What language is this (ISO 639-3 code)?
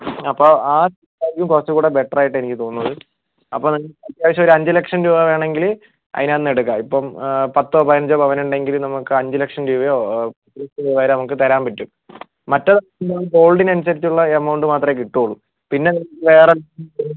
mal